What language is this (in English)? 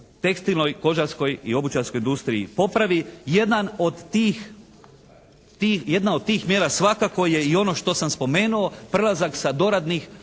Croatian